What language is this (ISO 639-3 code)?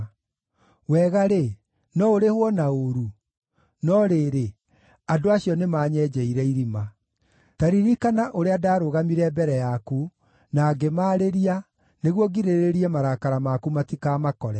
kik